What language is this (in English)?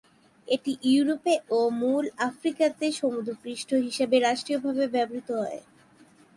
Bangla